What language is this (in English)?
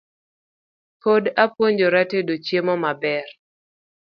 Luo (Kenya and Tanzania)